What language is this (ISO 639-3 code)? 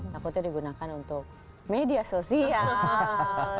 ind